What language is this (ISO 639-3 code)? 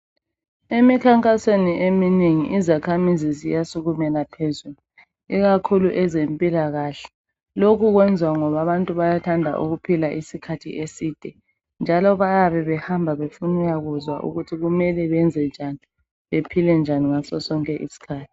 nde